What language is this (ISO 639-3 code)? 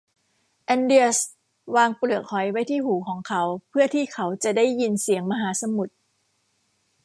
tha